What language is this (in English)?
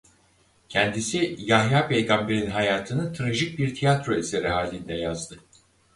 Turkish